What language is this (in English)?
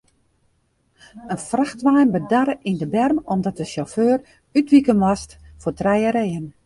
Western Frisian